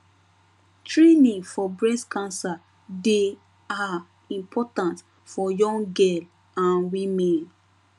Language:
Nigerian Pidgin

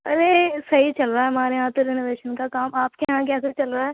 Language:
Urdu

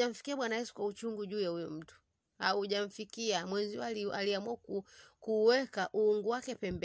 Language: Swahili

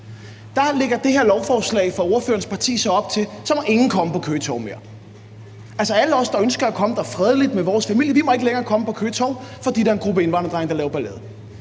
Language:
Danish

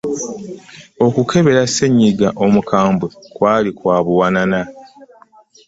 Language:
Ganda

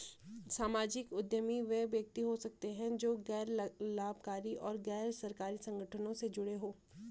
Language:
Hindi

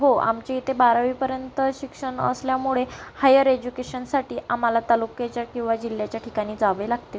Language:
Marathi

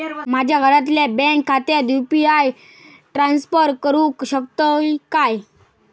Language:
Marathi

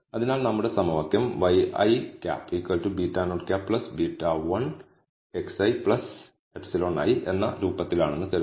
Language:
Malayalam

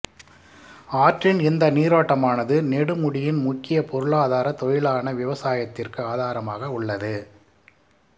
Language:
Tamil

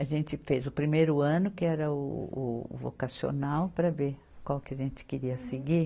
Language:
Portuguese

